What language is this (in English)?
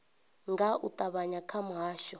Venda